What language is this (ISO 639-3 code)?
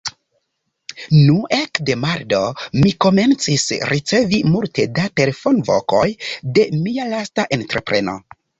epo